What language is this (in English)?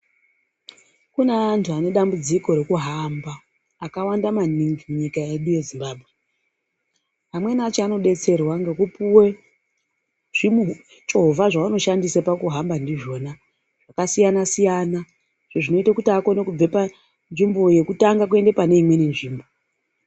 Ndau